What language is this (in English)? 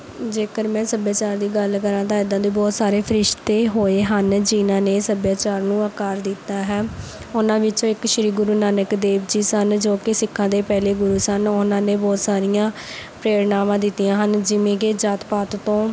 Punjabi